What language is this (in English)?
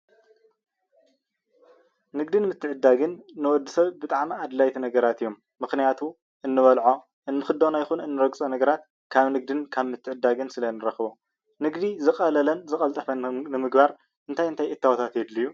Tigrinya